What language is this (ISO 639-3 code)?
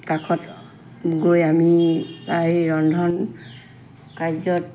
asm